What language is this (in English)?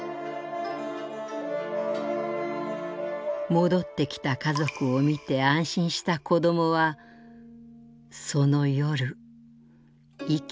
Japanese